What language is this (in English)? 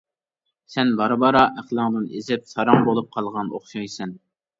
Uyghur